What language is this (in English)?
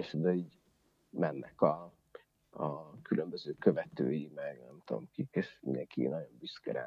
Hungarian